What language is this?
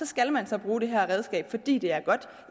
Danish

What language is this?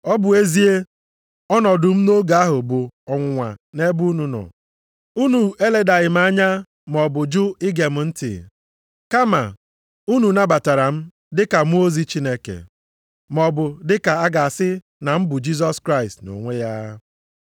Igbo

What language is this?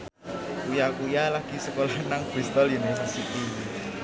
Javanese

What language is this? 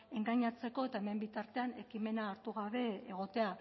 Basque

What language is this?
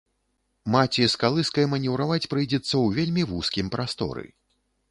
Belarusian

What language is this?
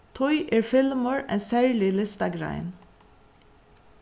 Faroese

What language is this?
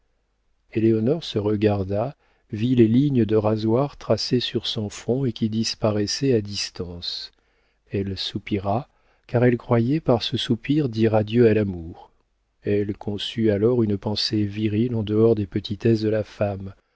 French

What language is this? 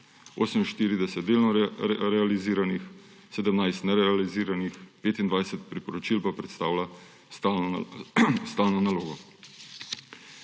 Slovenian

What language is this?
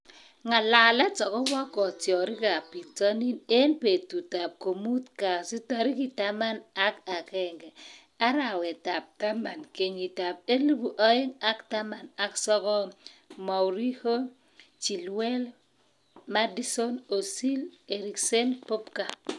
Kalenjin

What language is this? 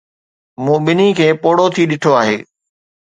Sindhi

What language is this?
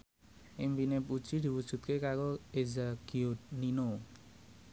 Javanese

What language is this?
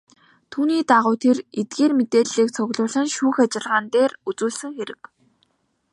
Mongolian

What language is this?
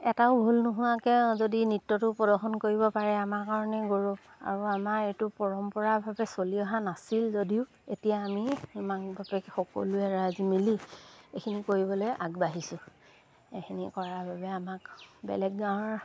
Assamese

